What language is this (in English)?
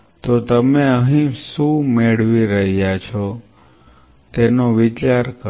Gujarati